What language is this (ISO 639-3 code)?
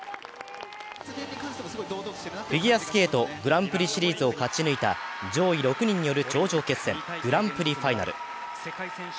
jpn